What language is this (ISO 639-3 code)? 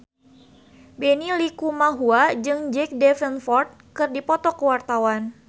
sun